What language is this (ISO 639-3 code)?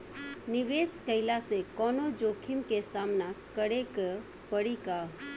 bho